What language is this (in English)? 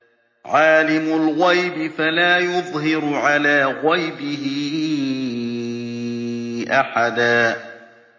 Arabic